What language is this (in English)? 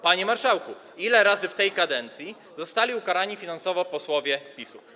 Polish